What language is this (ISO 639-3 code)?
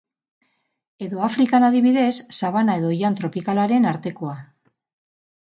eus